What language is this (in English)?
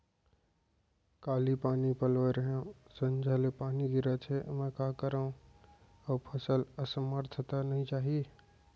Chhattisgarhi